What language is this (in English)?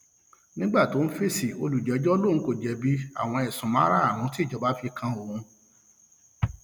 Yoruba